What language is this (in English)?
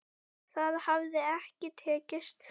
Icelandic